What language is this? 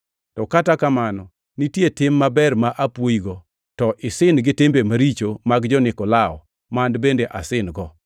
Luo (Kenya and Tanzania)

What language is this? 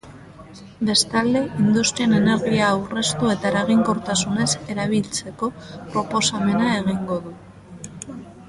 Basque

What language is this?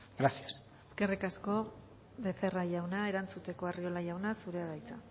Basque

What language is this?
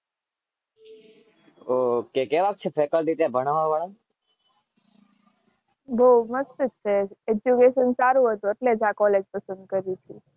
Gujarati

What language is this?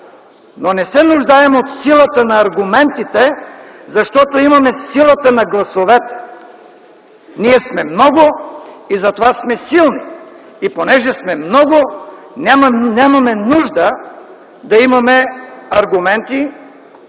Bulgarian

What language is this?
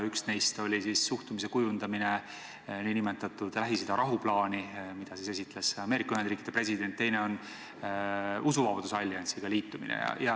Estonian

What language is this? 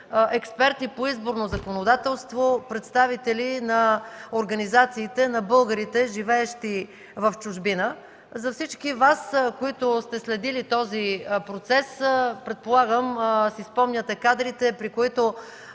Bulgarian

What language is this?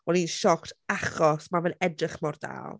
Welsh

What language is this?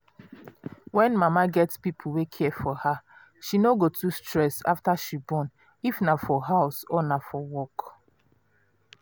Nigerian Pidgin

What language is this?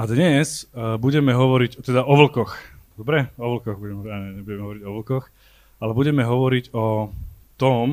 Slovak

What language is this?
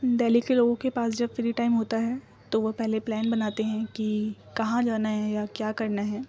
Urdu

